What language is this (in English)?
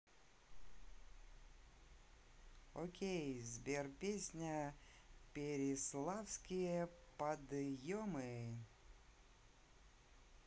Russian